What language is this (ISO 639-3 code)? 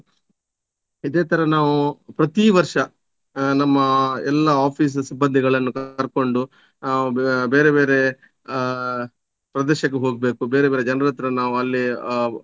kan